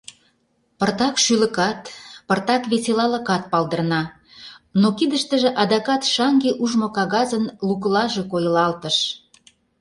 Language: Mari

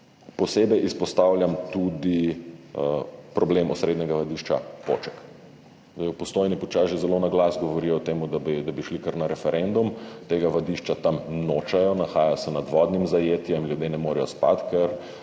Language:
Slovenian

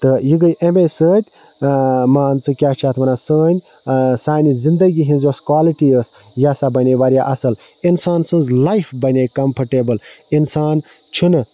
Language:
Kashmiri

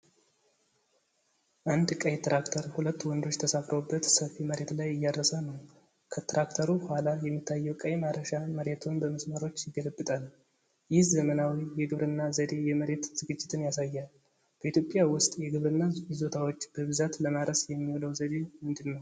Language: Amharic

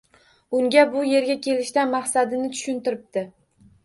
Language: Uzbek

